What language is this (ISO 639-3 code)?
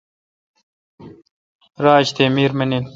xka